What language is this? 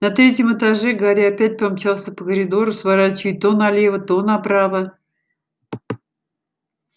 Russian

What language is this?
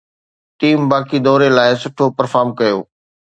Sindhi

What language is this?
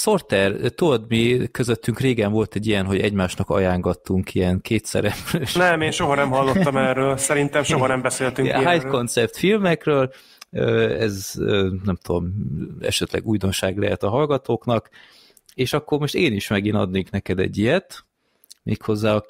Hungarian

